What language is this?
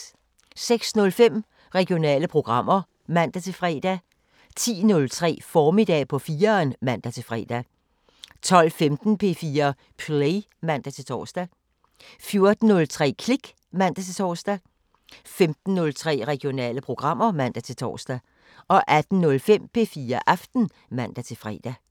Danish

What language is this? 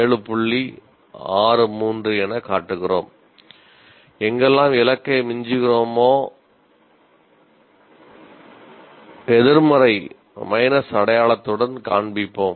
Tamil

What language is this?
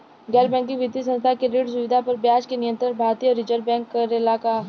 Bhojpuri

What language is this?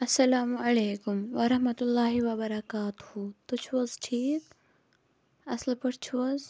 Kashmiri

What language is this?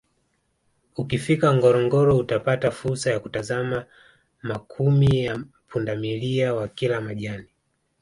Swahili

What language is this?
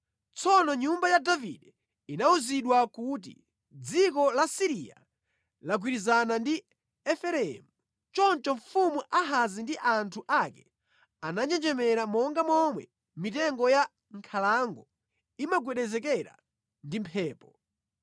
Nyanja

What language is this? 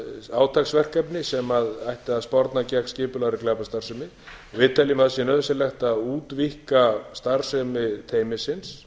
Icelandic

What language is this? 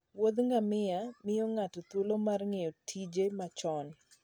Luo (Kenya and Tanzania)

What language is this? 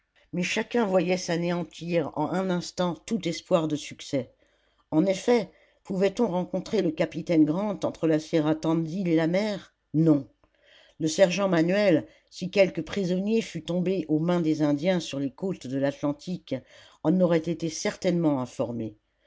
French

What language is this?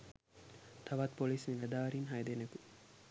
Sinhala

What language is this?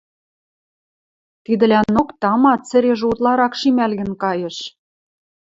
Western Mari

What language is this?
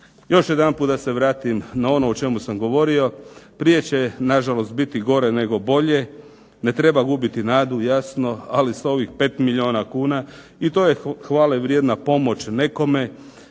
Croatian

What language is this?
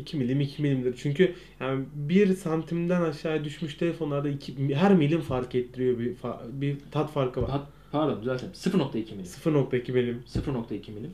Turkish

